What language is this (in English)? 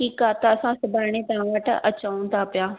Sindhi